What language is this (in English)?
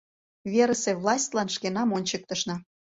Mari